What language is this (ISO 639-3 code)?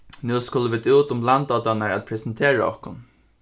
fao